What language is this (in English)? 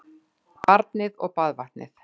Icelandic